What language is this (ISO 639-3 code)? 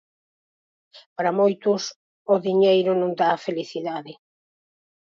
glg